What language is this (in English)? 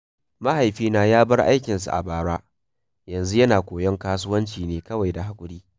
Hausa